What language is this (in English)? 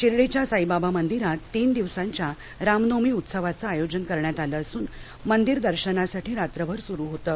Marathi